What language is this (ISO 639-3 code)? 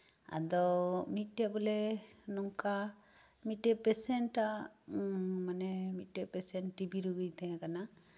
sat